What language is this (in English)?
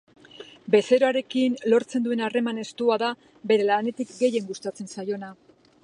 Basque